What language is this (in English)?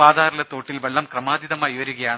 Malayalam